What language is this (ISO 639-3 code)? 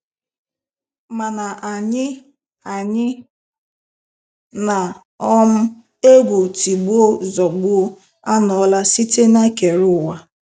ibo